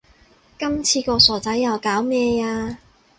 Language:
Cantonese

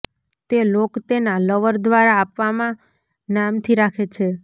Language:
Gujarati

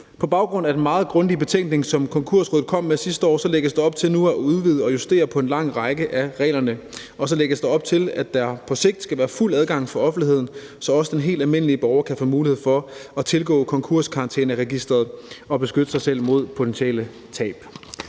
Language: Danish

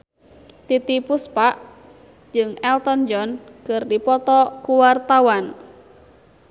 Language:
Sundanese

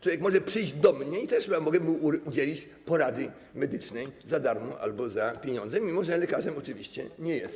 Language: Polish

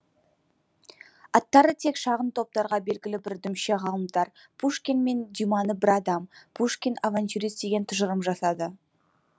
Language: Kazakh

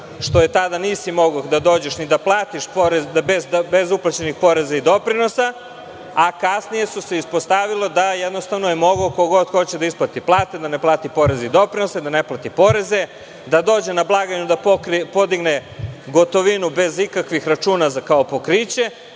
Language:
Serbian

